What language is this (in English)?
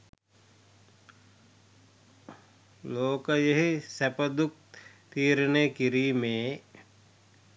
Sinhala